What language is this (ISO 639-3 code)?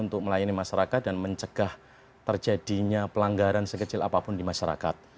ind